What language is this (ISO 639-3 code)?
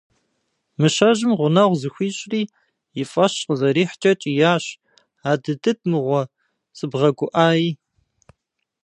kbd